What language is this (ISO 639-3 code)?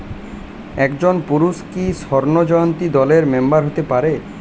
ben